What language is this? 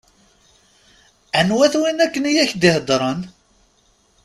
Kabyle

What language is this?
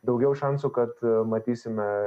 Lithuanian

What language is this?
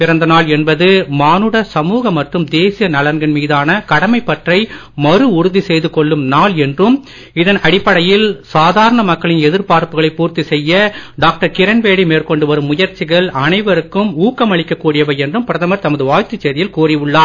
Tamil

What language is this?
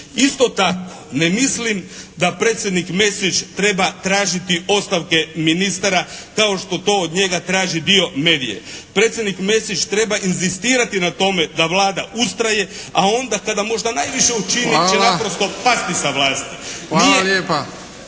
Croatian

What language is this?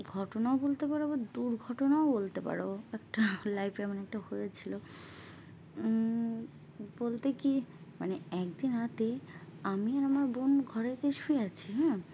Bangla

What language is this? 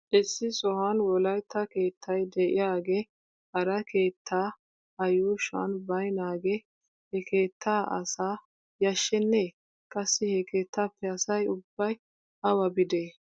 Wolaytta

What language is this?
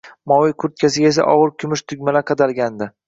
Uzbek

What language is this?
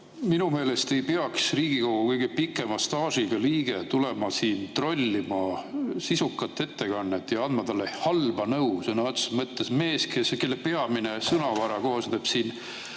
Estonian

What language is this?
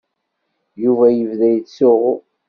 Kabyle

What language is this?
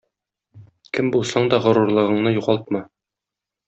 Tatar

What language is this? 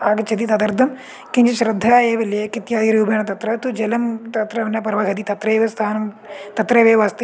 Sanskrit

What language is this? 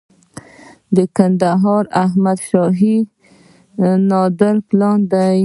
Pashto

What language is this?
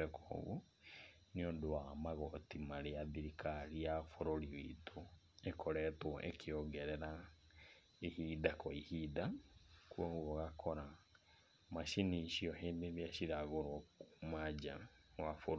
Kikuyu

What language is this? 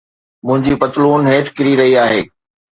Sindhi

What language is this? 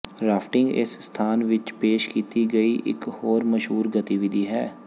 Punjabi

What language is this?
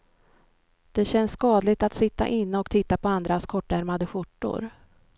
Swedish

